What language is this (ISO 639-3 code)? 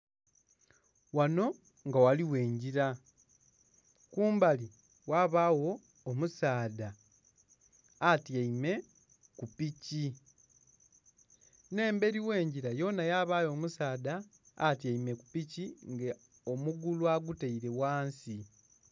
xog